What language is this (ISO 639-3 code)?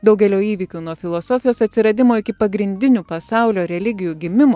lit